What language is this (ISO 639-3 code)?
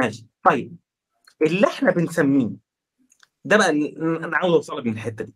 ara